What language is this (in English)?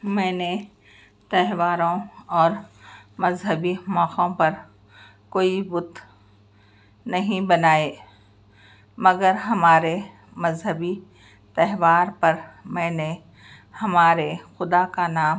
Urdu